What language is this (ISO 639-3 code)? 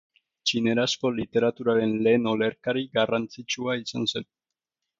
eus